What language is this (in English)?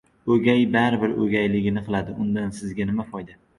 Uzbek